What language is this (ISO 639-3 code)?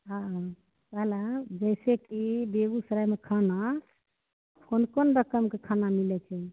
mai